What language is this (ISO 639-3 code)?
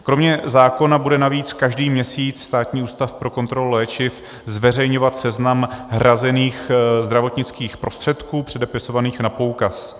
ces